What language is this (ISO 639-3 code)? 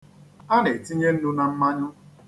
ibo